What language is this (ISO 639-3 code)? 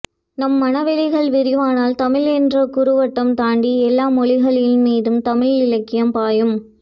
tam